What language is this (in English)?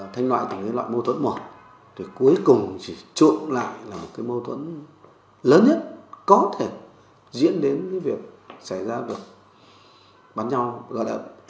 Vietnamese